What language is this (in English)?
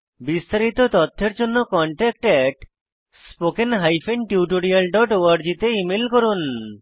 Bangla